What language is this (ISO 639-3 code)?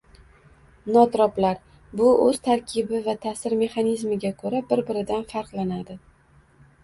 uzb